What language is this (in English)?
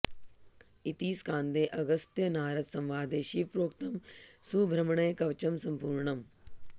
Sanskrit